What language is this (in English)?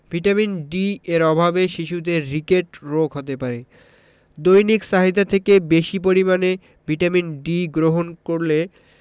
Bangla